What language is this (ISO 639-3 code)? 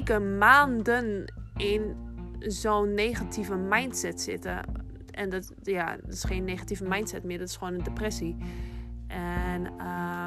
nld